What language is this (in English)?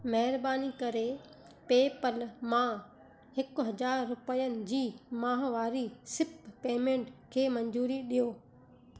Sindhi